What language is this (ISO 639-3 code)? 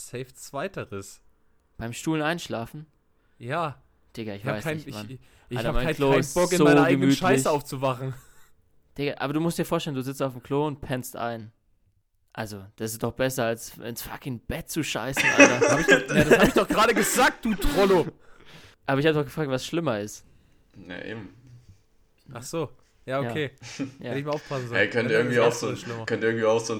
deu